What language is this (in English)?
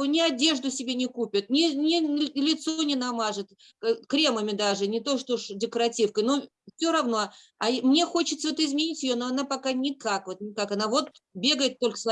Russian